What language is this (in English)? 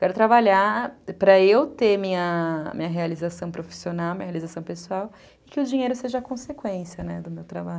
Portuguese